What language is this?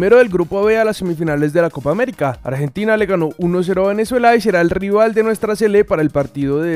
Spanish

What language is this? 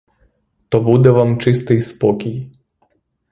Ukrainian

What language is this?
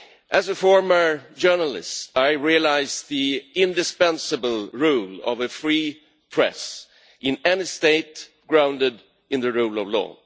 English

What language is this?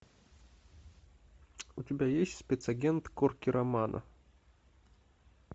Russian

